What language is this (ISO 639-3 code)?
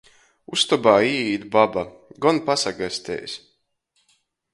ltg